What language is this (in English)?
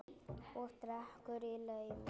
Icelandic